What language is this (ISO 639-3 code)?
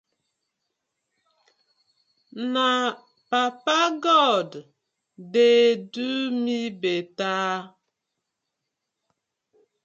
pcm